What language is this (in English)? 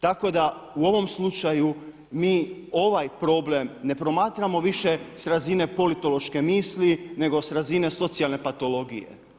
Croatian